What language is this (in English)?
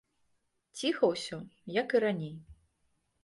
Belarusian